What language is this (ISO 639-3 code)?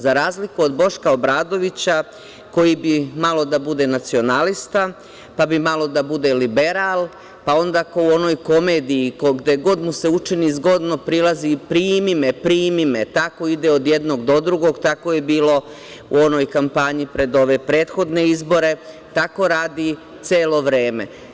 srp